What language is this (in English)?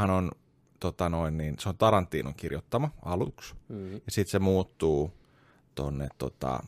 Finnish